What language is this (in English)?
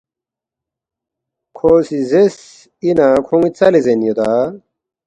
Balti